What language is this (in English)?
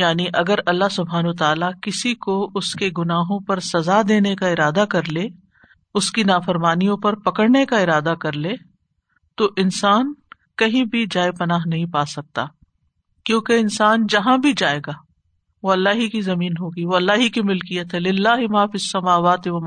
Urdu